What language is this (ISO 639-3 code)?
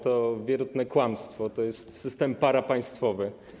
pol